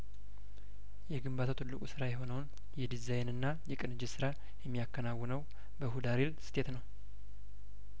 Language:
Amharic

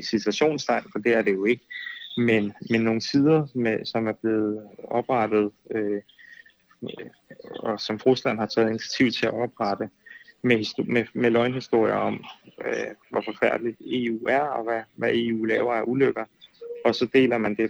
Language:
Danish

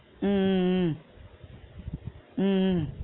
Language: Tamil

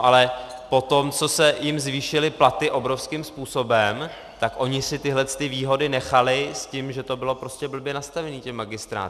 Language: Czech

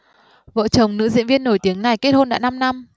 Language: Vietnamese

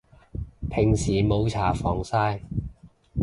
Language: Cantonese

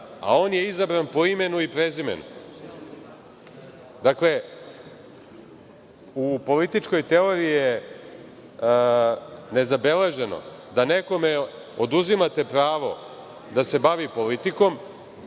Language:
Serbian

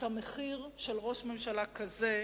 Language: Hebrew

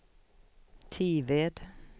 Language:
Swedish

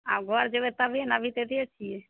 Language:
Maithili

